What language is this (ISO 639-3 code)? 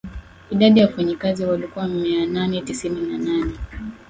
swa